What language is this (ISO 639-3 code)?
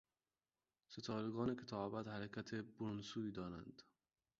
fas